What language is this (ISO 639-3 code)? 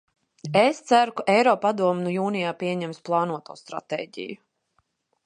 lav